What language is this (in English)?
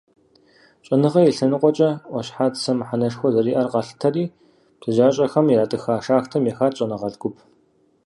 Kabardian